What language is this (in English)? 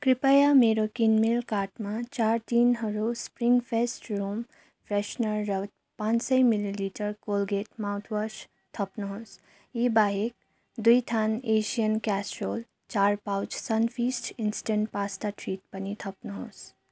Nepali